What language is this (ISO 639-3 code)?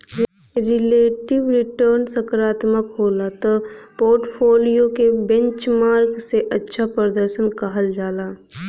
bho